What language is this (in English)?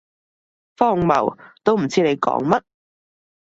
Cantonese